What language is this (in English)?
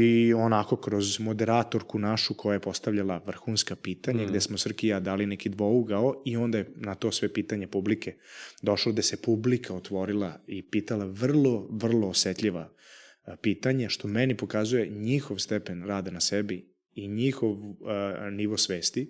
Croatian